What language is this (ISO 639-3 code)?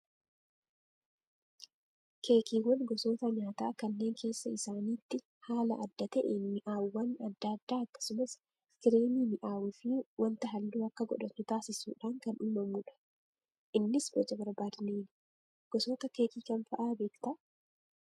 orm